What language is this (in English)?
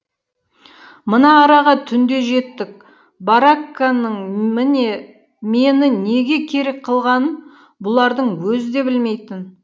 Kazakh